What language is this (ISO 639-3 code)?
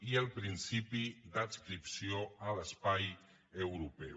cat